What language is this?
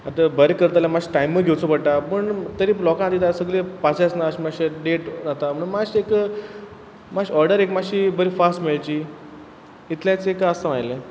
Konkani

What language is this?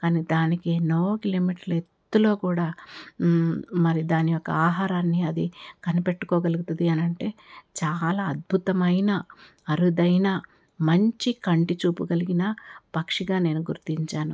Telugu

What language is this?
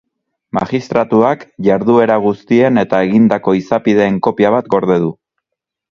Basque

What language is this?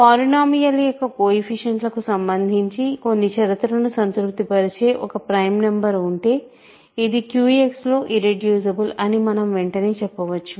Telugu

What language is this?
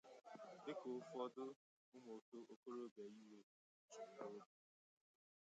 Igbo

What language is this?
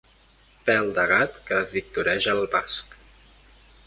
Catalan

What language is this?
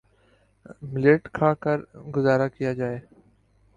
Urdu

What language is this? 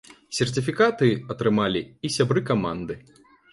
Belarusian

